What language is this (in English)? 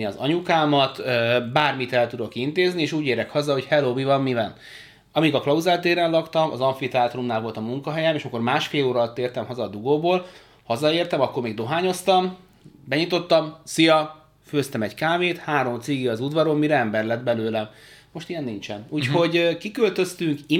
Hungarian